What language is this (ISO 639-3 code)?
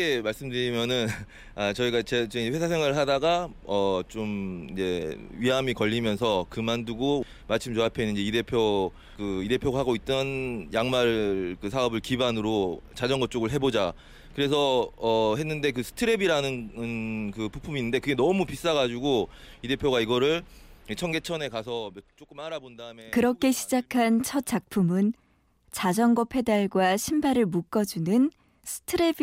kor